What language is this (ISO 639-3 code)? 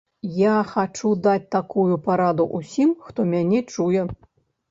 bel